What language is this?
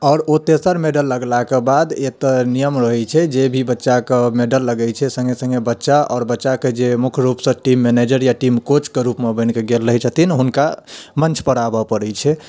Maithili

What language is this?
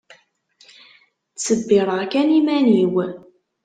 Kabyle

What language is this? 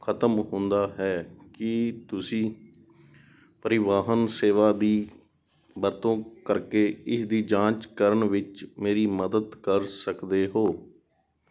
Punjabi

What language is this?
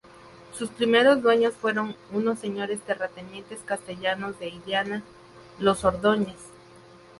Spanish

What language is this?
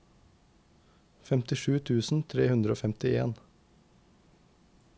Norwegian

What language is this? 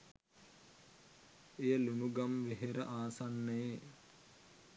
Sinhala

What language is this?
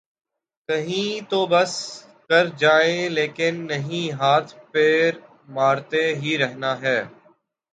Urdu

